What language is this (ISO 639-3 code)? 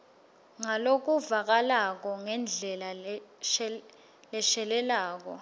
ssw